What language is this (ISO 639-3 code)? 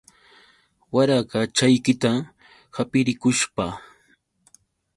qux